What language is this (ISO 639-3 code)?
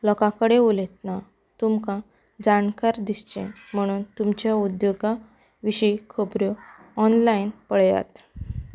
kok